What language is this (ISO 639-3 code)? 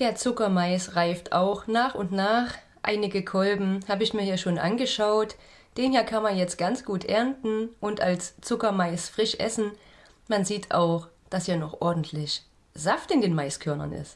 deu